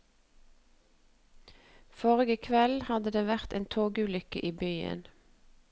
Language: Norwegian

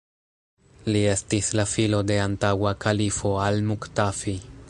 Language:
Esperanto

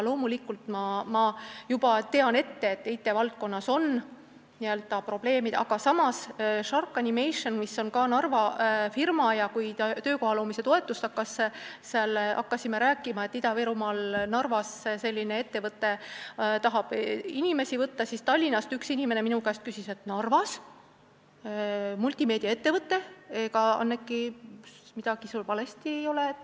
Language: Estonian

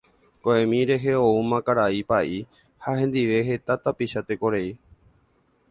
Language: Guarani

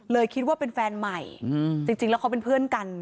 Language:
Thai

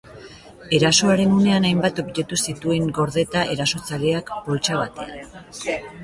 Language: Basque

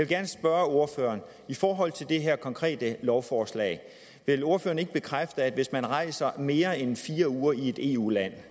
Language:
Danish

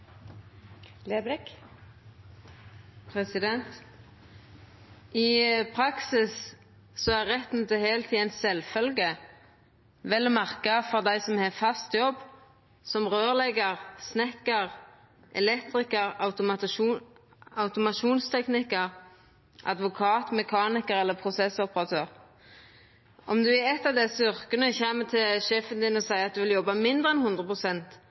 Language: Norwegian Nynorsk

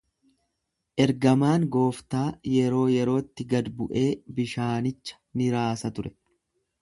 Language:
Oromo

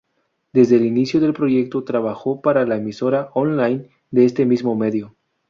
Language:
Spanish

